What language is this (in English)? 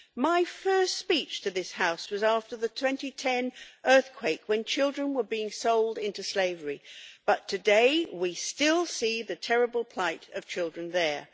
English